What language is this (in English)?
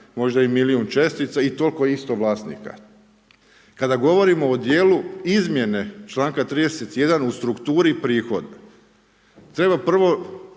Croatian